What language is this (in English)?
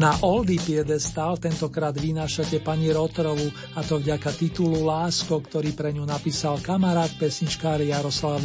Slovak